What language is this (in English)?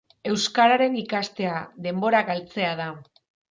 Basque